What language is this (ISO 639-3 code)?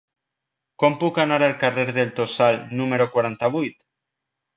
cat